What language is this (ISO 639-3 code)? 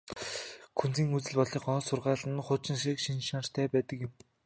mon